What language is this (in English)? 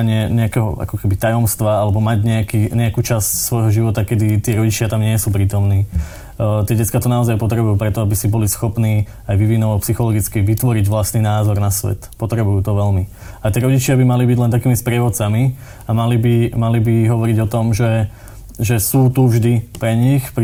Slovak